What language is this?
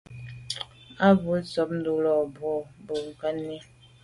Medumba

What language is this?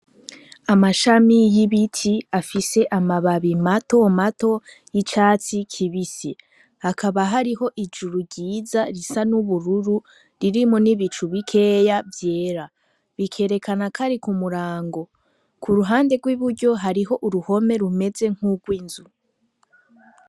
Rundi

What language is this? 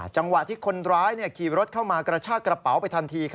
Thai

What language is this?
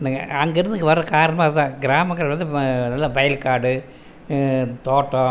Tamil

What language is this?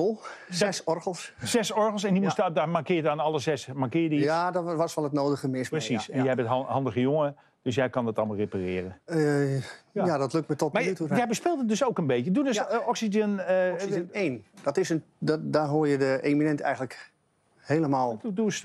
Dutch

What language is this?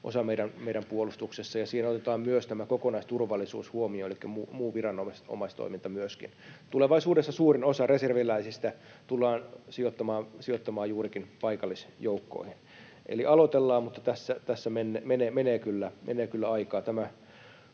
Finnish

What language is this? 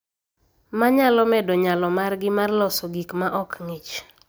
Luo (Kenya and Tanzania)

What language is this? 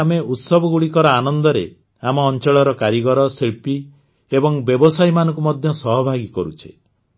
Odia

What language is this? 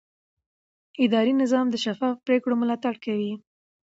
Pashto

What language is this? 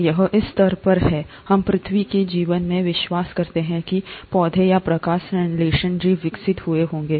Hindi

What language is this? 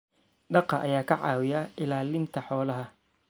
Somali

